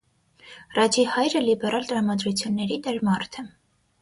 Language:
Armenian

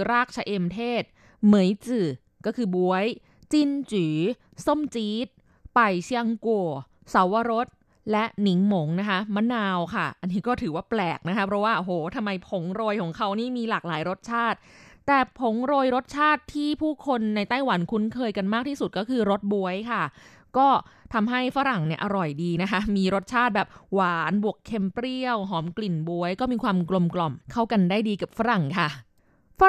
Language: Thai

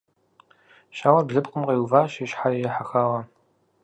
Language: Kabardian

